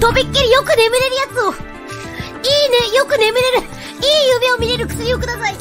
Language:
Japanese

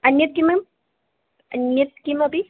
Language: Sanskrit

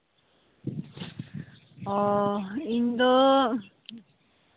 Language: Santali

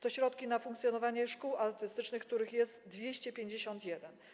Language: Polish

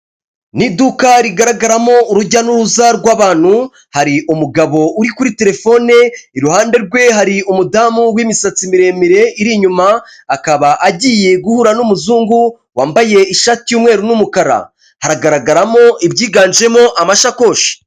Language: Kinyarwanda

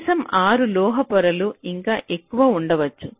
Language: Telugu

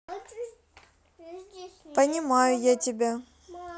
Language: Russian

